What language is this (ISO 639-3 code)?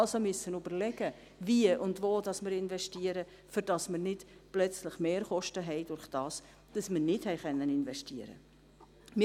gsw